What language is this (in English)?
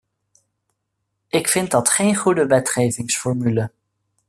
Dutch